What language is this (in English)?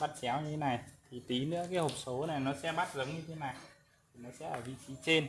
Vietnamese